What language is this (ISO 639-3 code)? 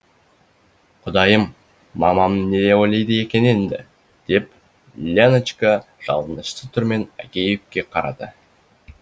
kaz